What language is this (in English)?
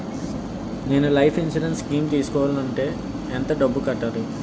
Telugu